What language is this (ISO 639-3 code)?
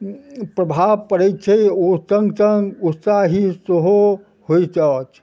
mai